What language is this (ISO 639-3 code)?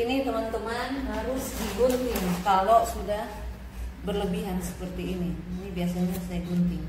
ind